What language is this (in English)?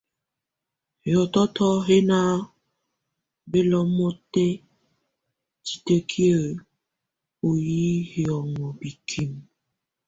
Tunen